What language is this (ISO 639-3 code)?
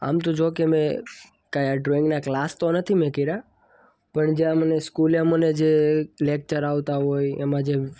guj